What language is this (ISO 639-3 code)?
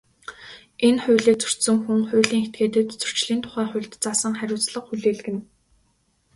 mon